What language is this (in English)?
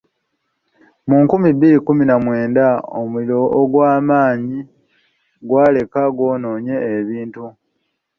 Ganda